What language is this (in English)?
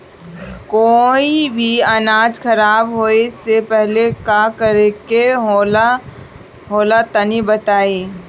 Bhojpuri